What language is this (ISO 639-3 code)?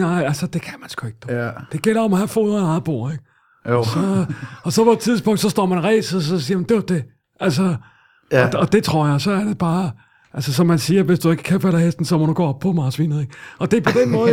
dan